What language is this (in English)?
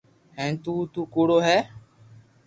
Loarki